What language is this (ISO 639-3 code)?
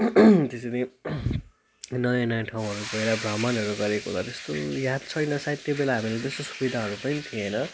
nep